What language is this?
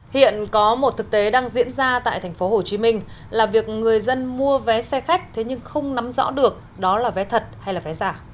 Vietnamese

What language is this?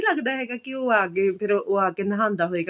Punjabi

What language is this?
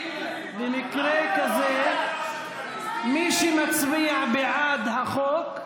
Hebrew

